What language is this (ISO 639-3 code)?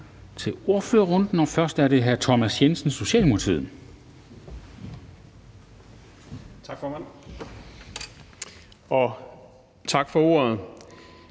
dan